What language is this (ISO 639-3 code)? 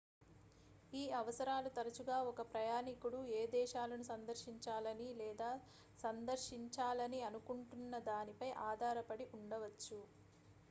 tel